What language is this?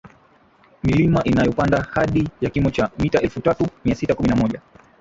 Swahili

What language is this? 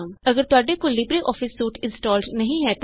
Punjabi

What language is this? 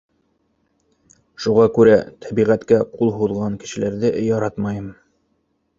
Bashkir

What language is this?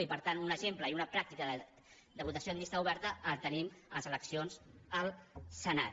Catalan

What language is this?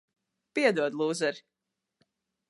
Latvian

